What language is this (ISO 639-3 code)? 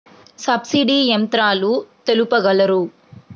tel